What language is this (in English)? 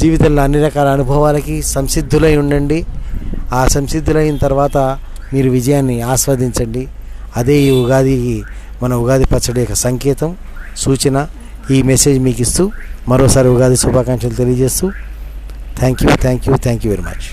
Telugu